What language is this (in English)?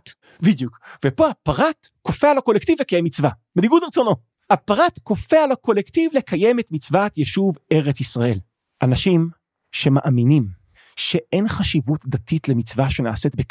Hebrew